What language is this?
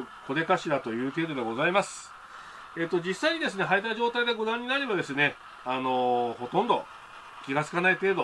Japanese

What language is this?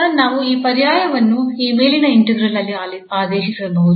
Kannada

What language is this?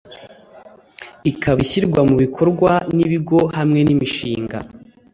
Kinyarwanda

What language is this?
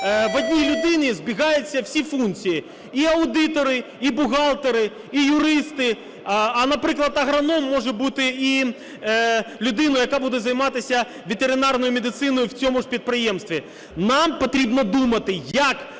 Ukrainian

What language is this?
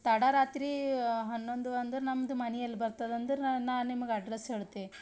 Kannada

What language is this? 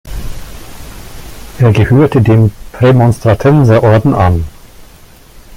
German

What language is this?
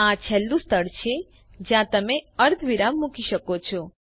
Gujarati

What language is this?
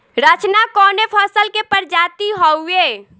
Bhojpuri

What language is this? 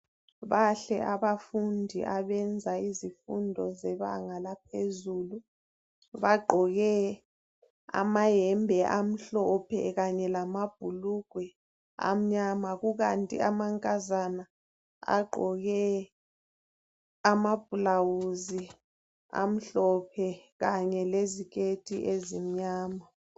North Ndebele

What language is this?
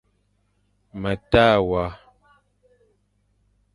Fang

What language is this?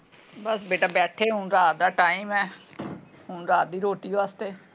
Punjabi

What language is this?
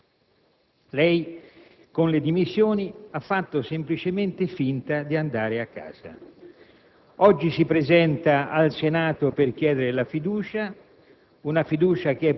Italian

